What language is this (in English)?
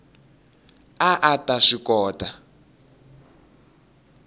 Tsonga